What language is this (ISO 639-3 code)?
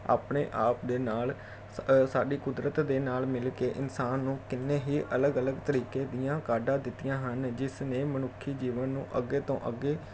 pan